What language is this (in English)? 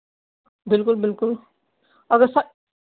Dogri